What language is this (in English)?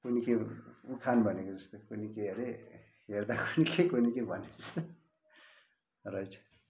Nepali